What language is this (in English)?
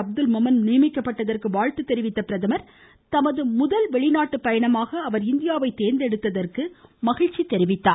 Tamil